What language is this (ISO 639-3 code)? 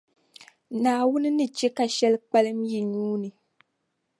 dag